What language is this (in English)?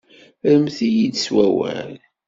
Kabyle